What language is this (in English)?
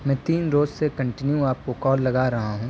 Urdu